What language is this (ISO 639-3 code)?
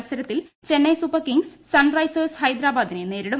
mal